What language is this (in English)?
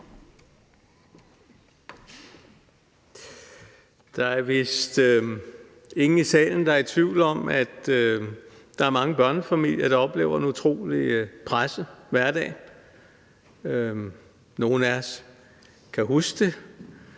Danish